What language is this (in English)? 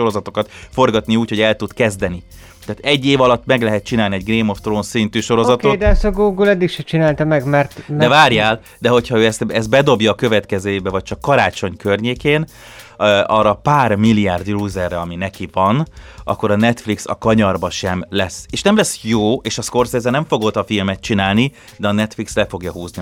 Hungarian